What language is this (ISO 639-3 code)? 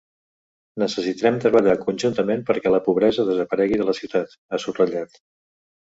cat